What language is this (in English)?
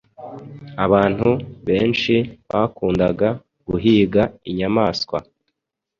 Kinyarwanda